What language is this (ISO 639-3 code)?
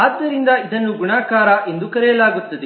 kan